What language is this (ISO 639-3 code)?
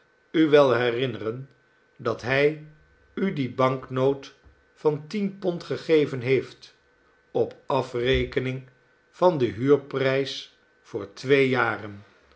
nld